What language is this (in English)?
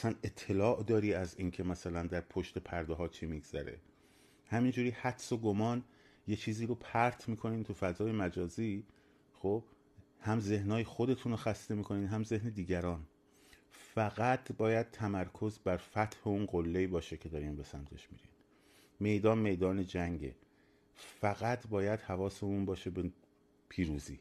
Persian